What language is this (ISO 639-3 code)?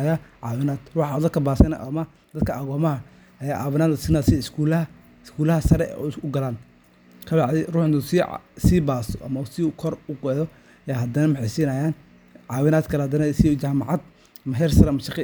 som